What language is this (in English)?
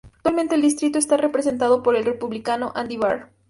Spanish